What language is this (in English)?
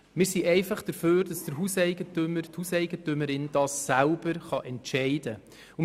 Swiss German